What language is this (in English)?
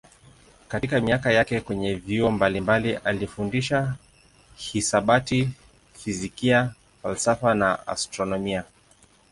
Swahili